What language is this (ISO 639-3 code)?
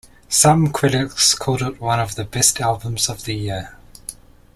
eng